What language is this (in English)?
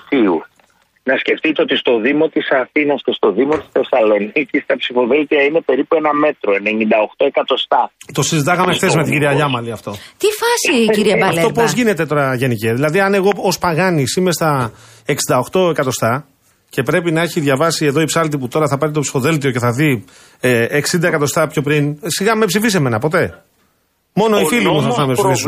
Greek